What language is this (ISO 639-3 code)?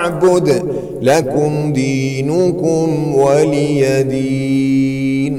ara